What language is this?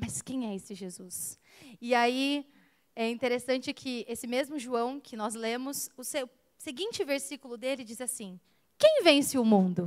Portuguese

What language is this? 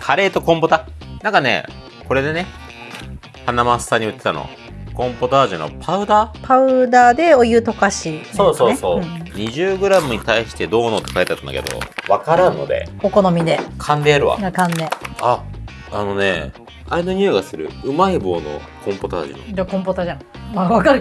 Japanese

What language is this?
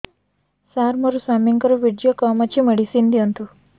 Odia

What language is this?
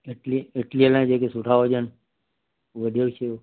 Sindhi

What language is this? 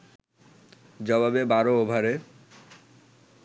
Bangla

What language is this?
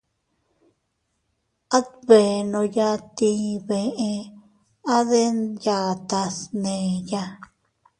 Teutila Cuicatec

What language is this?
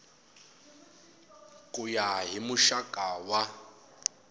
Tsonga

